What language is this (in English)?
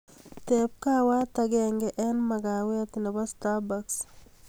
Kalenjin